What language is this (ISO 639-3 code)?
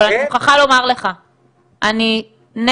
heb